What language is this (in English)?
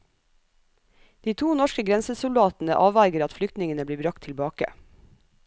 Norwegian